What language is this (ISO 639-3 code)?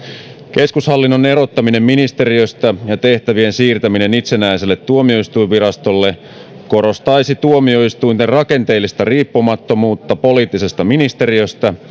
fin